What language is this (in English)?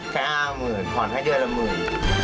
Thai